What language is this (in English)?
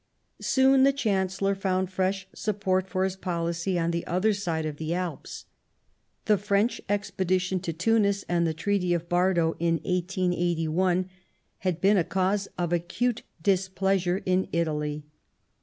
English